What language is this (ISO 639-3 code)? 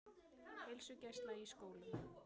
isl